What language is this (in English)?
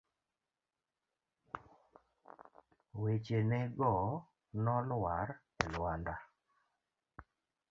Luo (Kenya and Tanzania)